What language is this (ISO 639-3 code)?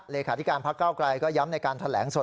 tha